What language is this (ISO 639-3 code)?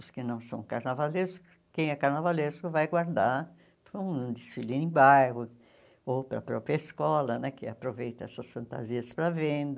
por